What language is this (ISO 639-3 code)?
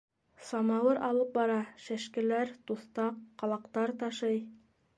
bak